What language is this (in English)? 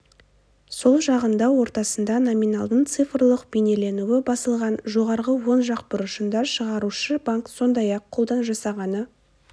Kazakh